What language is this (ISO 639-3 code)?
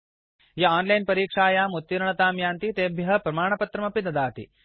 san